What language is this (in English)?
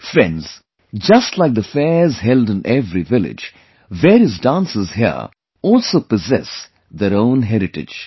English